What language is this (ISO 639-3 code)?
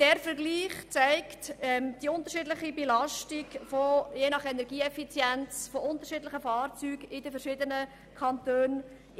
gsw